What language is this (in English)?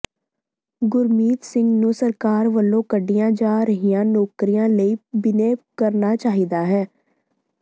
Punjabi